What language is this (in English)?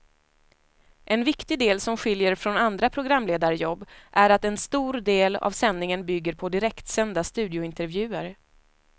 Swedish